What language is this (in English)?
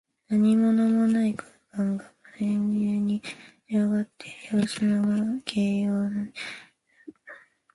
Japanese